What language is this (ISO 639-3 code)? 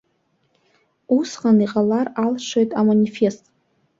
abk